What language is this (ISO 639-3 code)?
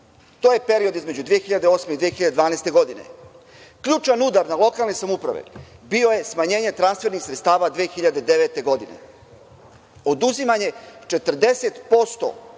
srp